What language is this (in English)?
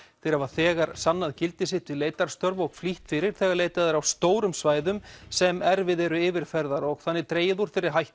Icelandic